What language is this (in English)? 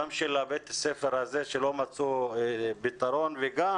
Hebrew